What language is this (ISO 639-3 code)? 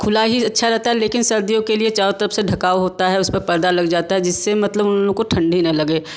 hin